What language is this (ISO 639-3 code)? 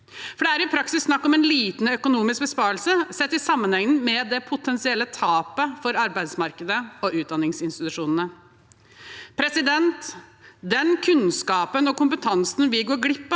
nor